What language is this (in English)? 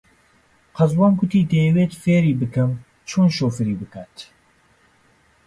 Central Kurdish